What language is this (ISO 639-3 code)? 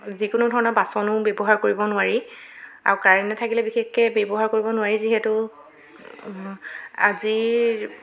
asm